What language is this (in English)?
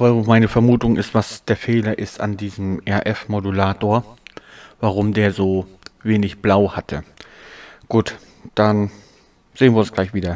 German